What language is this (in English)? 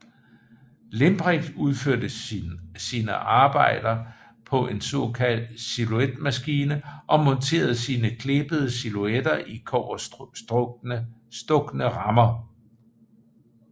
Danish